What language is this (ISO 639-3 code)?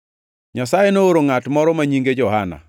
luo